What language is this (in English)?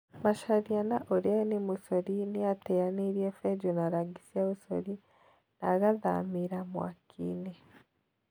Kikuyu